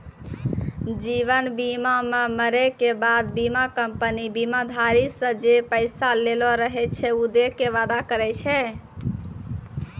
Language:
Maithili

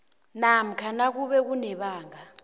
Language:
South Ndebele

